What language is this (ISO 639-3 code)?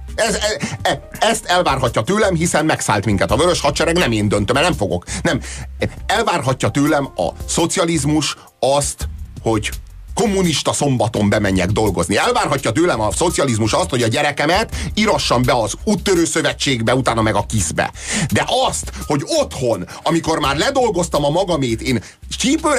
hun